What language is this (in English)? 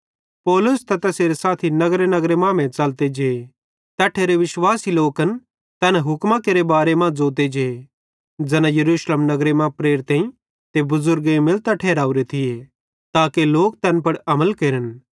Bhadrawahi